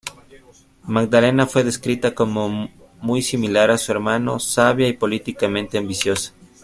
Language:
Spanish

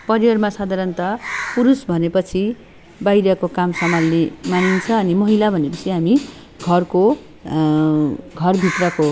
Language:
Nepali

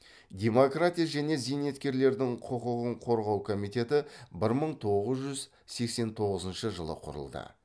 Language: Kazakh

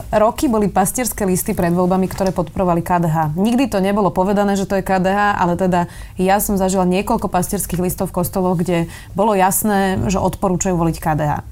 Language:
Slovak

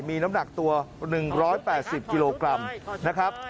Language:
Thai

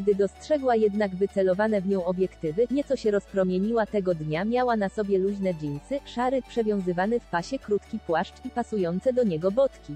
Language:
Polish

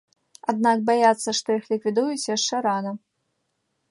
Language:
Belarusian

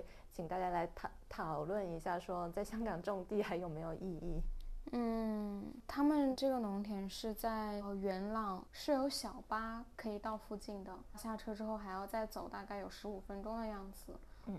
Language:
Chinese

